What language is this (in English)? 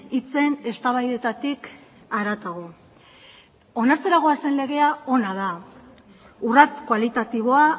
Basque